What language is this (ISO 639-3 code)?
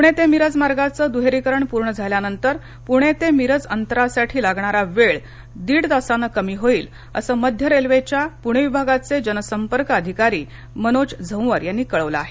mar